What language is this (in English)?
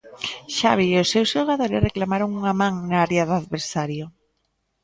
Galician